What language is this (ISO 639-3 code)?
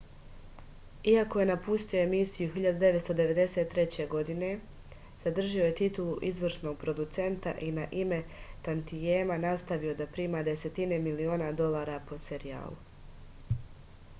srp